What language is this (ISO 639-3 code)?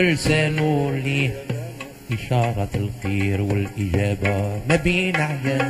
ara